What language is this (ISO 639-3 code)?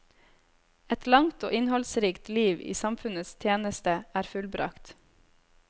nor